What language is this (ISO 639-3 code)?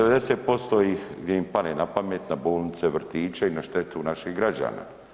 hrv